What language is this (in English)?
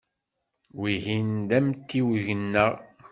Kabyle